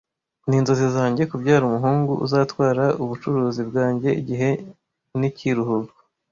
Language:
Kinyarwanda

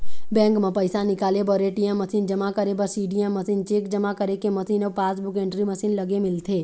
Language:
Chhattisgarhi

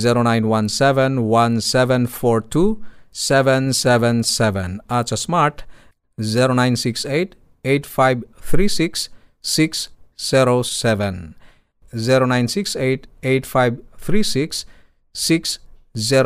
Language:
Filipino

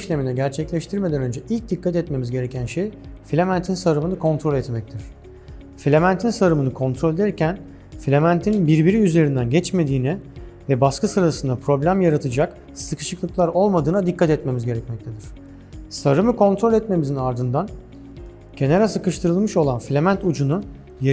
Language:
Turkish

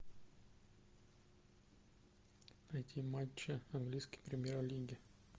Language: Russian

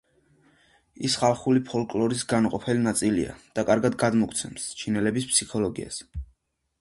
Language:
Georgian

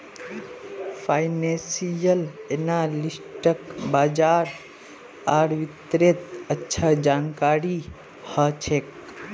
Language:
Magahi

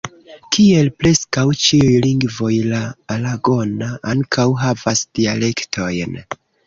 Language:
Esperanto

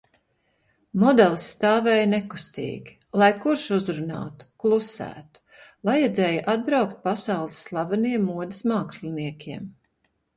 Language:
Latvian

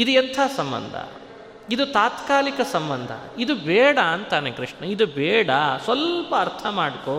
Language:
Kannada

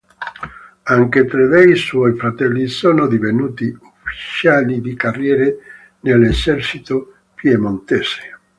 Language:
Italian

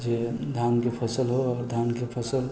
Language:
Maithili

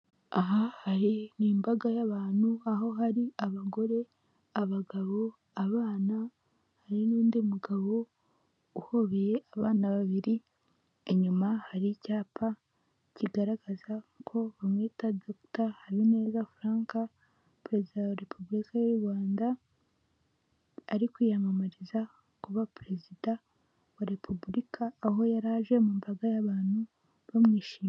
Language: Kinyarwanda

